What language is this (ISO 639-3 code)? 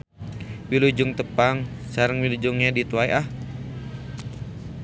sun